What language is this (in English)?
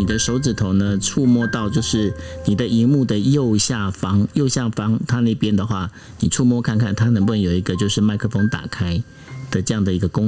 Chinese